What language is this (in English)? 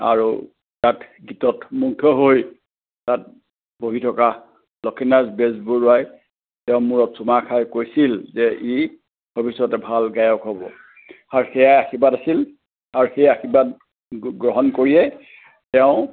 Assamese